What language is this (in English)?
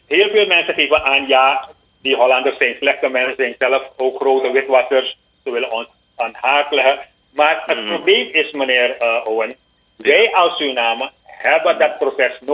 Dutch